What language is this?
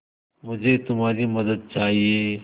Hindi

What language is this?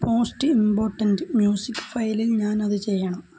Malayalam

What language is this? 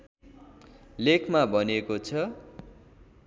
Nepali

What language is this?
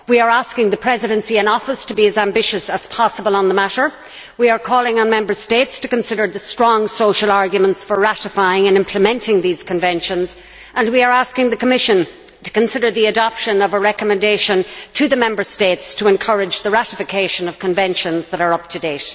English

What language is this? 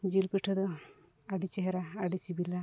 Santali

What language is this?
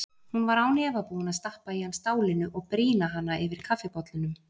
Icelandic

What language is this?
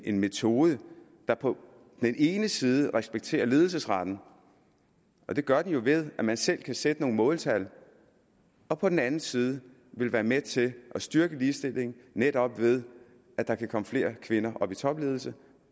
Danish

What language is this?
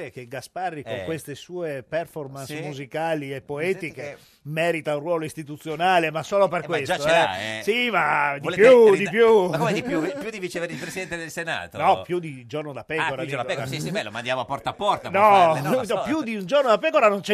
Italian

